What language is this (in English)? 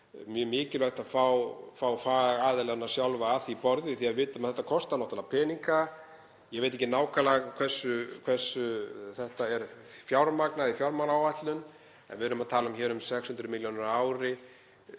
Icelandic